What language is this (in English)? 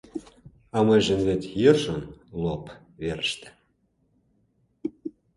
Mari